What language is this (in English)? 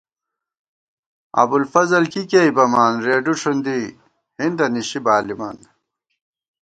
Gawar-Bati